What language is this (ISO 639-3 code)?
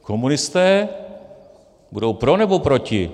ces